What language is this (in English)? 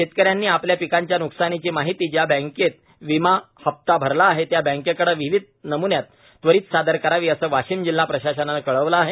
Marathi